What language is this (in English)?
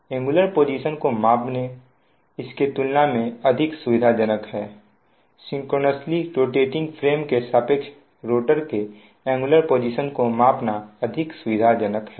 Hindi